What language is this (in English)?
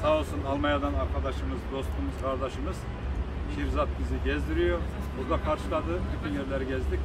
Turkish